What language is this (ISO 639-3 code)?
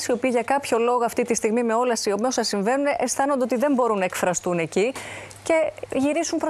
ell